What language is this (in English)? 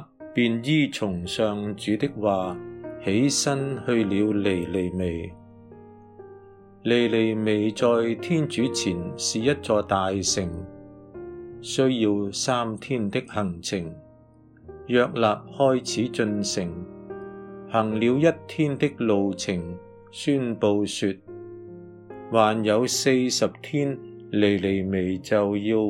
Chinese